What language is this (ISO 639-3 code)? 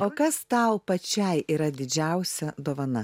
lit